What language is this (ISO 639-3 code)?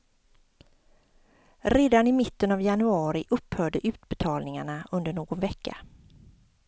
swe